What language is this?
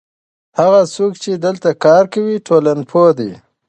Pashto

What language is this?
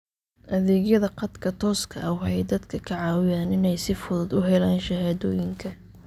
Somali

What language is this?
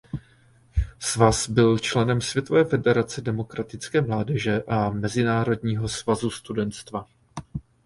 Czech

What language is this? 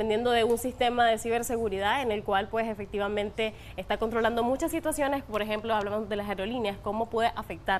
Spanish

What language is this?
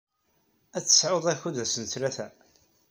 Kabyle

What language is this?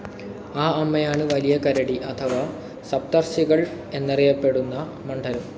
Malayalam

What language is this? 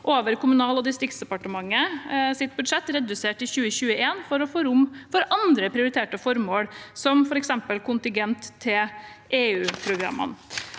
Norwegian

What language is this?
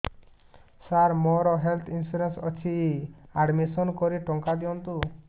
Odia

